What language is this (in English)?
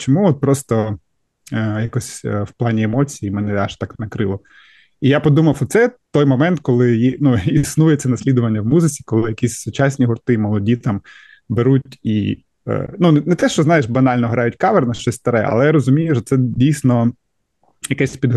Ukrainian